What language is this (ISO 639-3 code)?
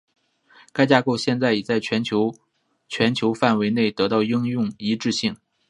zho